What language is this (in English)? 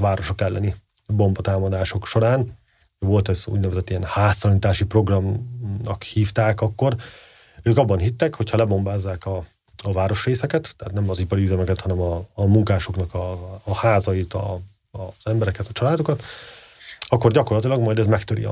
Hungarian